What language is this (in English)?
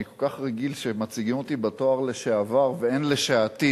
Hebrew